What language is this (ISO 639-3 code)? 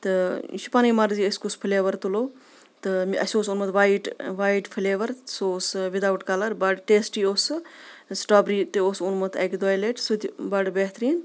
kas